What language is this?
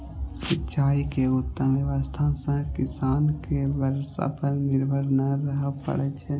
Maithili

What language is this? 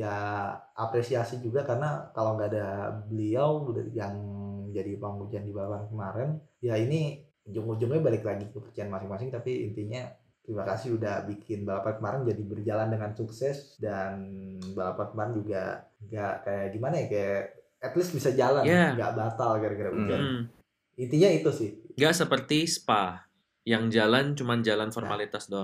Indonesian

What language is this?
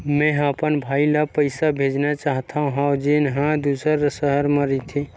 Chhattisgarhi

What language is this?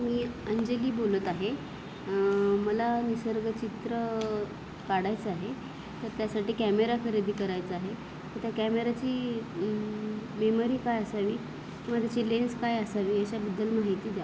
Marathi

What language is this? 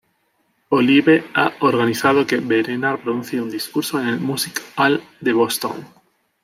Spanish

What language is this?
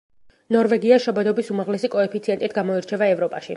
Georgian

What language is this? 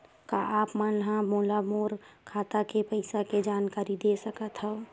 Chhattisgarhi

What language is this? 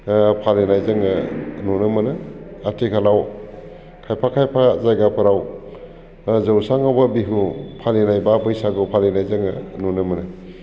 Bodo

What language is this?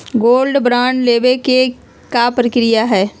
Magahi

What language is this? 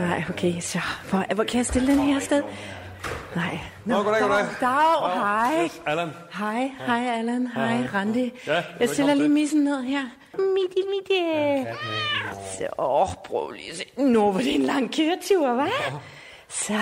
Danish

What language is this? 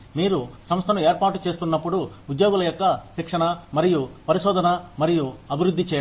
Telugu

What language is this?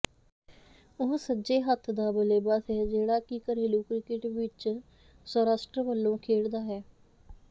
Punjabi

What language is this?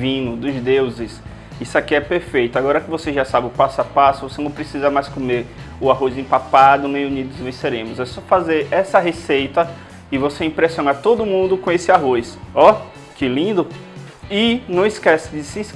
Portuguese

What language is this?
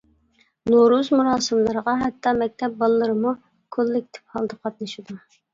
Uyghur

